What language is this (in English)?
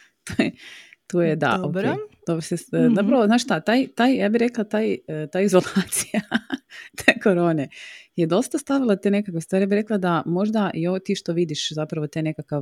Croatian